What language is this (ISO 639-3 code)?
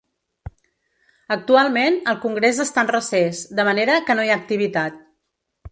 cat